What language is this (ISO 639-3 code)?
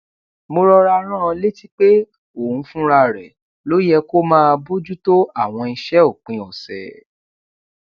yor